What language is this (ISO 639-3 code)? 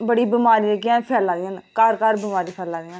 doi